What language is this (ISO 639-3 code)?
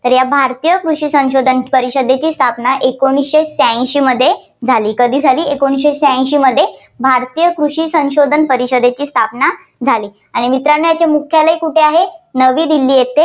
mar